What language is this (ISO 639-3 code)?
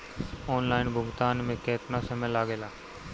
bho